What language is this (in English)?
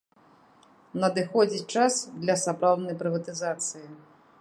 Belarusian